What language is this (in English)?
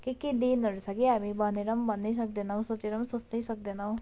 Nepali